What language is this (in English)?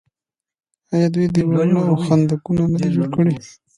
Pashto